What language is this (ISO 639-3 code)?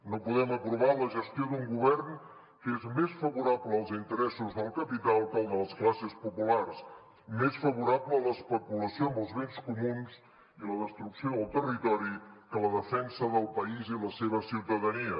cat